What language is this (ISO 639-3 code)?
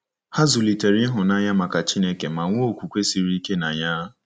ibo